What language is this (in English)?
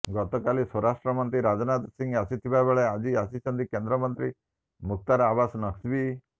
Odia